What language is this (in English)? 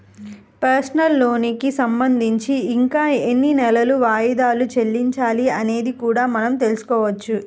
Telugu